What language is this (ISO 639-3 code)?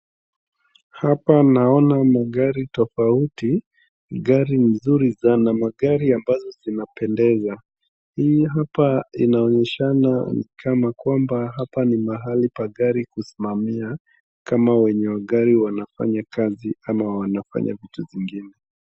swa